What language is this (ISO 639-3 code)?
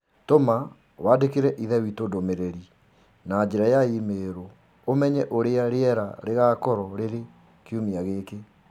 kik